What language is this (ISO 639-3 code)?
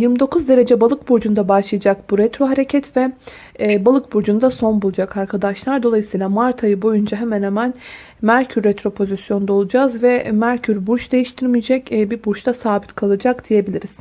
tur